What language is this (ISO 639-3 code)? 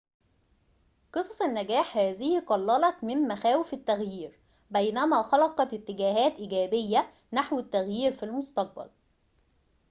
ara